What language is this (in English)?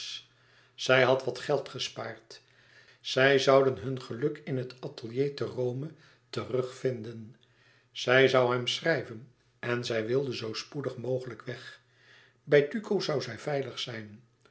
Dutch